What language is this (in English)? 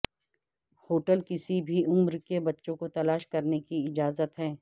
Urdu